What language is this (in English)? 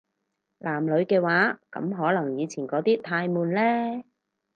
Cantonese